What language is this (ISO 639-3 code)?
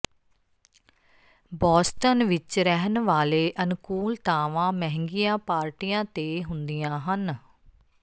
pan